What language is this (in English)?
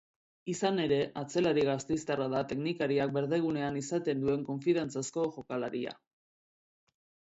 Basque